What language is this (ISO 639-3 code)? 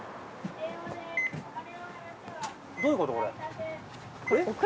jpn